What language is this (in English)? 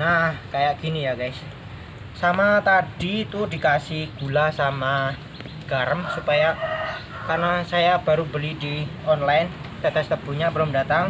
Indonesian